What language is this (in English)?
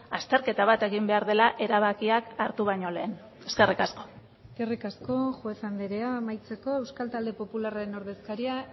Basque